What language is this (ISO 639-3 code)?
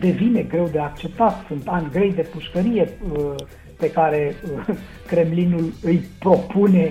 ron